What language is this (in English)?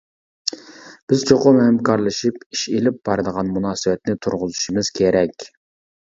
Uyghur